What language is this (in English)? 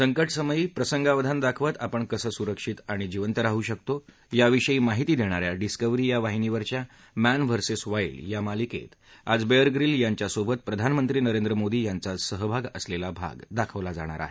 Marathi